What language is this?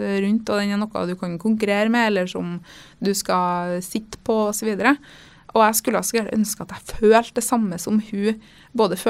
Danish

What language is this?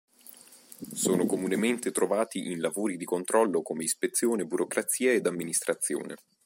Italian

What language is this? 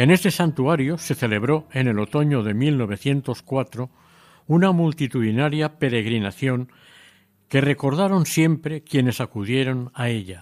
Spanish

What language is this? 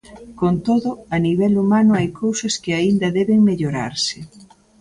Galician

